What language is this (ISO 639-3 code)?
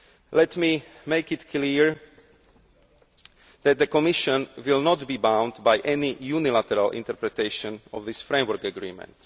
eng